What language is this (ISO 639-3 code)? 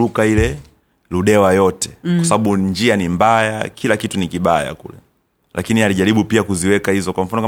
swa